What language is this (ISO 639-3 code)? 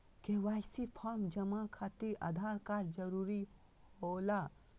mag